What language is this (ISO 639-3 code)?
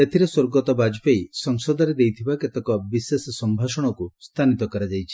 ori